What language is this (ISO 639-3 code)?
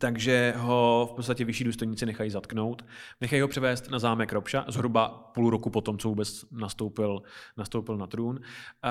ces